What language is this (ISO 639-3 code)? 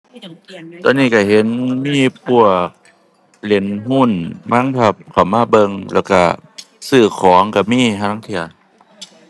tha